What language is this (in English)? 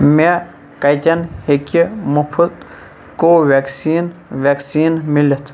Kashmiri